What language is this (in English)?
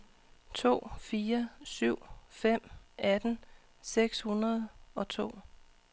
Danish